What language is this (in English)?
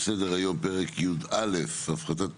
Hebrew